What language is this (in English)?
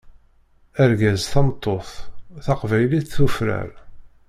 Kabyle